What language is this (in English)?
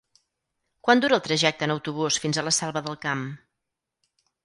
Catalan